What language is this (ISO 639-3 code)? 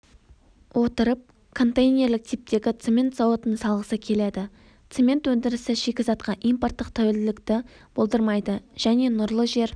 kaz